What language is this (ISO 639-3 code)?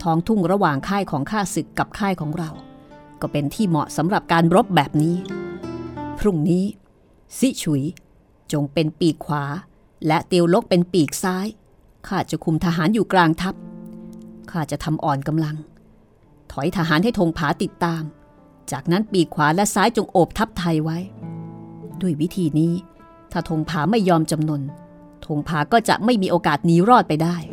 tha